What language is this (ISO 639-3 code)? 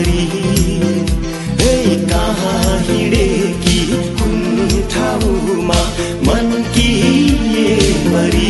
hin